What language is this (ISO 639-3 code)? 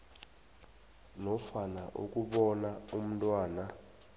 nbl